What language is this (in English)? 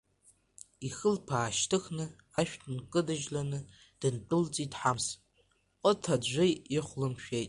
Abkhazian